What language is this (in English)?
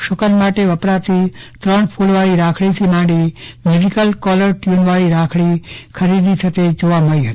Gujarati